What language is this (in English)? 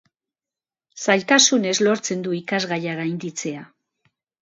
Basque